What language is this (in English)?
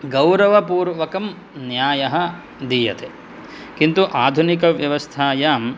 Sanskrit